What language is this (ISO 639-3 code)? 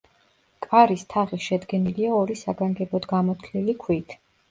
kat